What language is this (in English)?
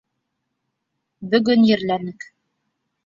Bashkir